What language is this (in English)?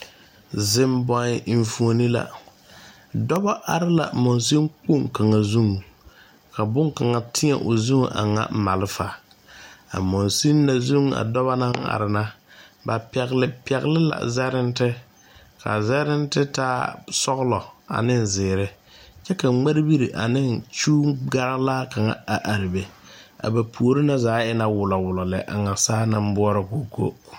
Southern Dagaare